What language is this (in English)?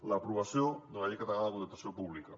Catalan